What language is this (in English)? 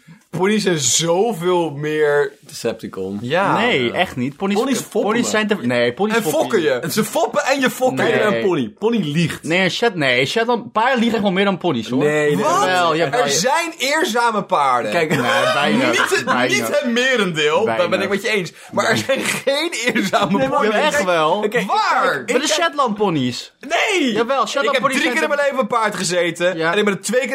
Dutch